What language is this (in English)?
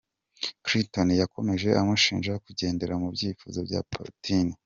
Kinyarwanda